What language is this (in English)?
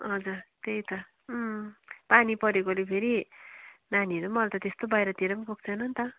Nepali